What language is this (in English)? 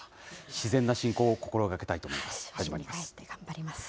Japanese